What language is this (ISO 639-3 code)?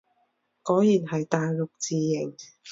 yue